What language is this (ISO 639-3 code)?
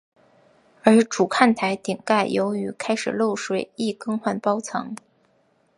zho